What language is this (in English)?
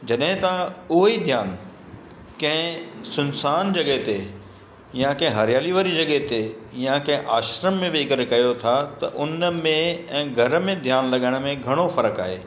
Sindhi